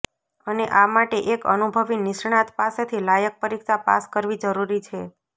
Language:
Gujarati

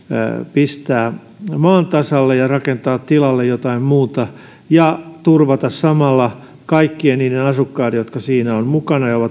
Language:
Finnish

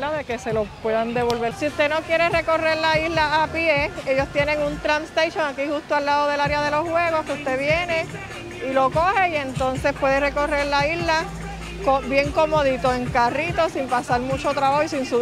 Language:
Spanish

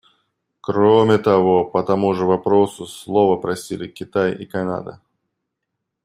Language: Russian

